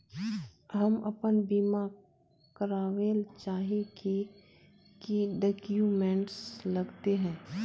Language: Magahi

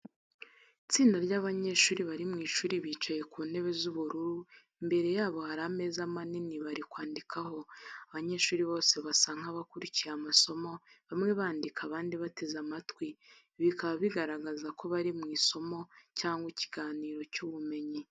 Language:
Kinyarwanda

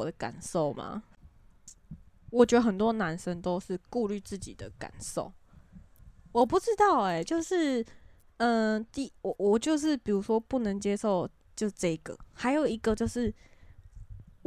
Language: Chinese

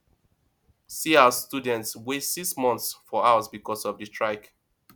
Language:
Nigerian Pidgin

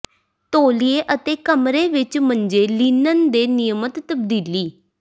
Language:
Punjabi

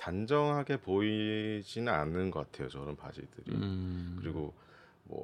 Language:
Korean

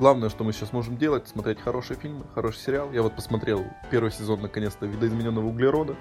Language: Russian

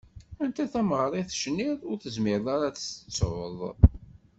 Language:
Kabyle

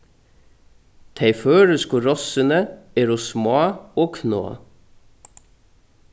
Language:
Faroese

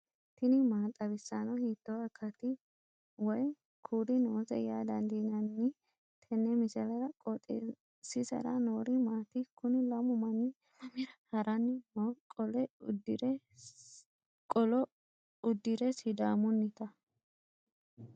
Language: Sidamo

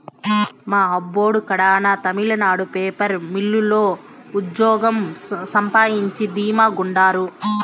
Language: Telugu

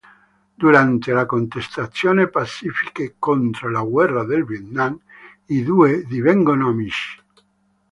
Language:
Italian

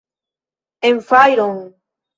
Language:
Esperanto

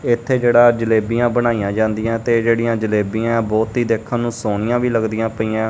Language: Punjabi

